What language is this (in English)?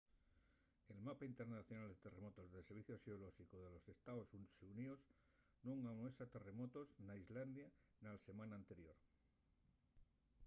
Asturian